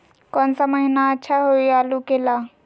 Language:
Magahi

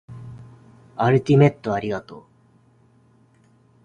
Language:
Japanese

